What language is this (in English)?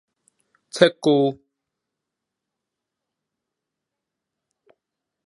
Min Nan Chinese